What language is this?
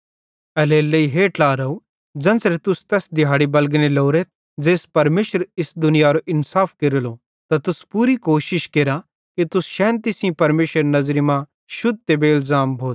Bhadrawahi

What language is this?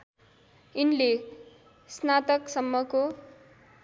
Nepali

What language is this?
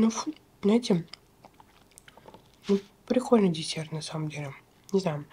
Russian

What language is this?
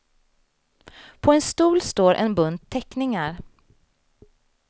Swedish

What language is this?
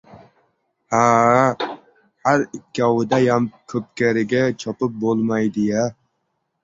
Uzbek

